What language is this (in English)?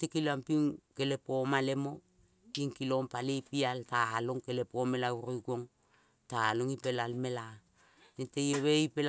Kol (Papua New Guinea)